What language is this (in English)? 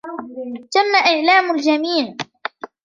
Arabic